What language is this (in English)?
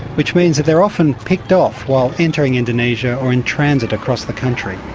English